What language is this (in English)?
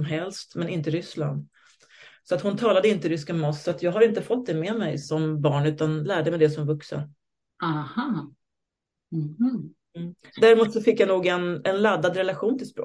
Swedish